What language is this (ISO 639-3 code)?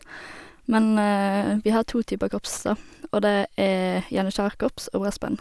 nor